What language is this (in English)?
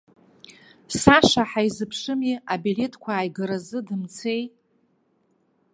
Abkhazian